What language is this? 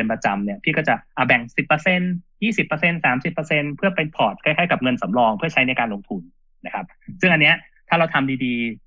Thai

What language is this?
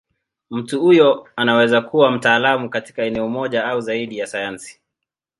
Swahili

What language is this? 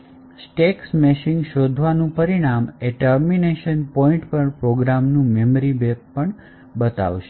Gujarati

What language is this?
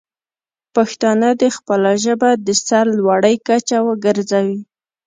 Pashto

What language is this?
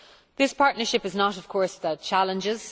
English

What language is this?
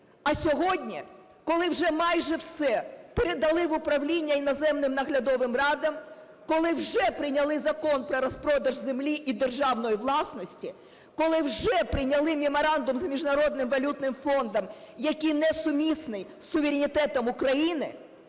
Ukrainian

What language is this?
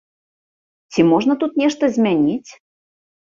Belarusian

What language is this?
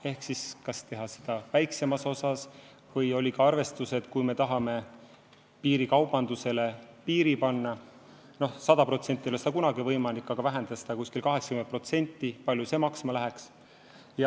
Estonian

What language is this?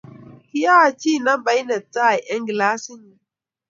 Kalenjin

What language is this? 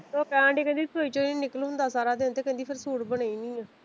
Punjabi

